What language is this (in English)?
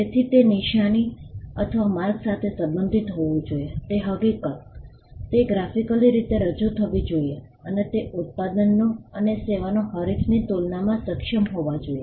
Gujarati